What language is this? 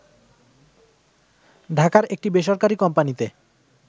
Bangla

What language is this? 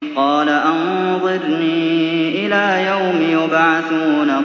Arabic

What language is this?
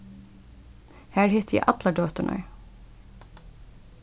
Faroese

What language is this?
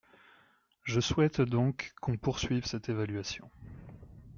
French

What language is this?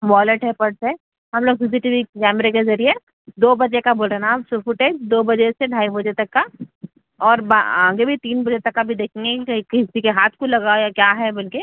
Urdu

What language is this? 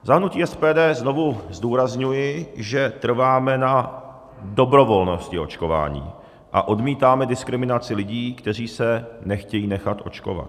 Czech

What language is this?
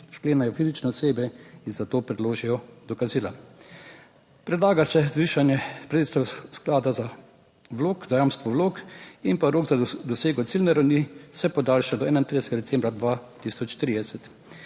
Slovenian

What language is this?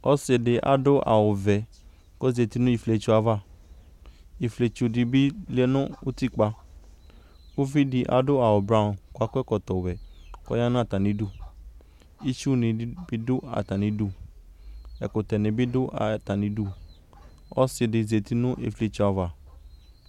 Ikposo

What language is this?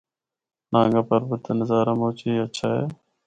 Northern Hindko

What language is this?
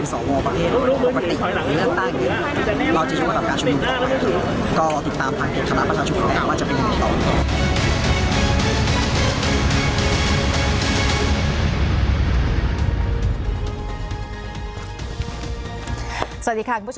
Thai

